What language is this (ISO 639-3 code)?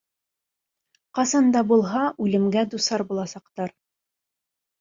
bak